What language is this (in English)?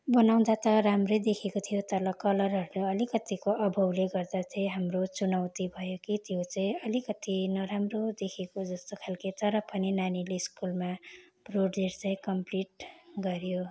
Nepali